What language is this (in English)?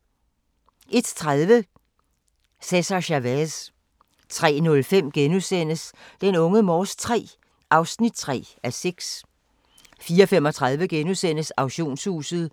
Danish